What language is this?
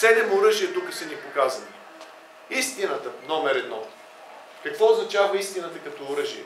Bulgarian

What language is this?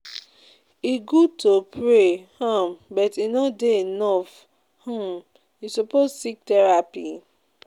Nigerian Pidgin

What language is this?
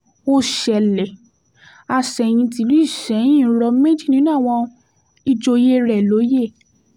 Yoruba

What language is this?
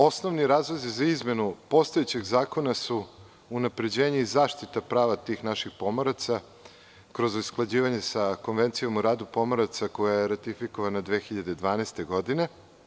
Serbian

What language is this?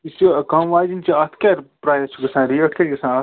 Kashmiri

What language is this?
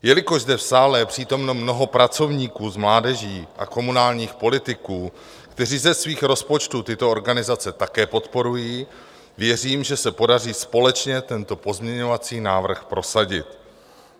Czech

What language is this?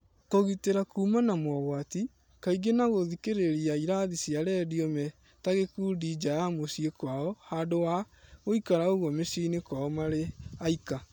Kikuyu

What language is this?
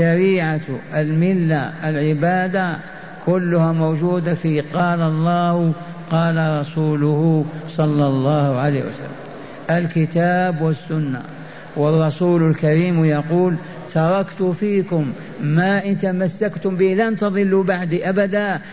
Arabic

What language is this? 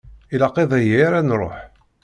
Kabyle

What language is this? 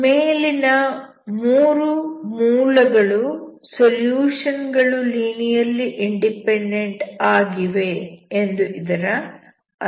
Kannada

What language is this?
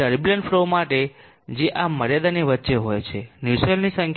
Gujarati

